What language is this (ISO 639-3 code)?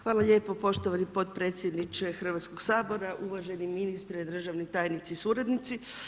hrv